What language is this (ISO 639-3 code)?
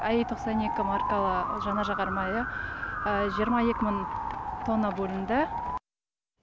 kaz